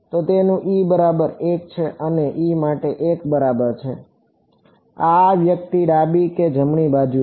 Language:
Gujarati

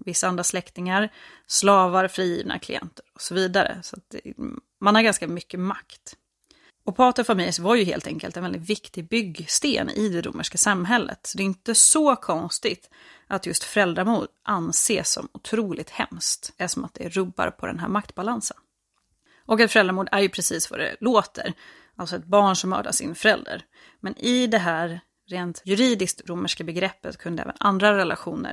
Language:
Swedish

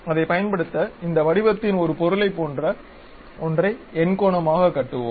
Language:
Tamil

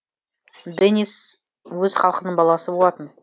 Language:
Kazakh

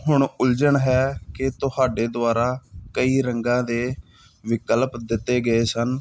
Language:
Punjabi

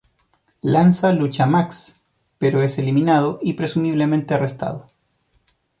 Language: Spanish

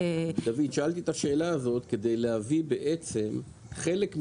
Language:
Hebrew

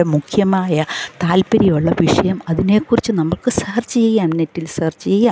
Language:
Malayalam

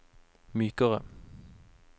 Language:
Norwegian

